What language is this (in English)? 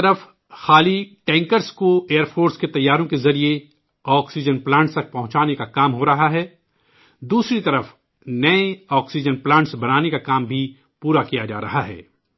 Urdu